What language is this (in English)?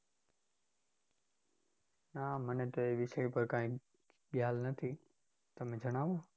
Gujarati